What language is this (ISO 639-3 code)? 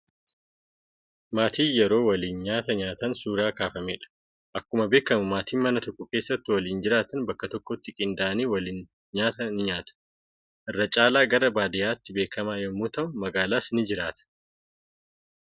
orm